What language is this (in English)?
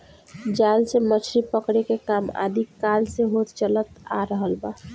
Bhojpuri